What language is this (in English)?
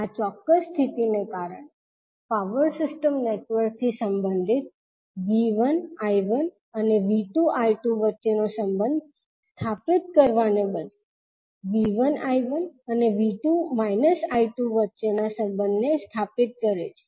Gujarati